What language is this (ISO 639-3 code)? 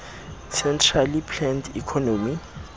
sot